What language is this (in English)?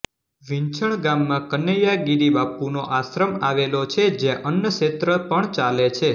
Gujarati